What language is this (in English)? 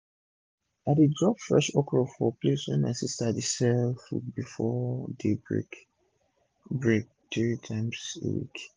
Nigerian Pidgin